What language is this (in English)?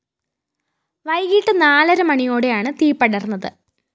Malayalam